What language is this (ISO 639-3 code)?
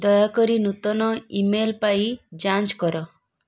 ori